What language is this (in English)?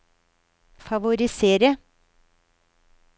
Norwegian